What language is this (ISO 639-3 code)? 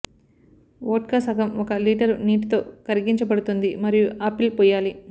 tel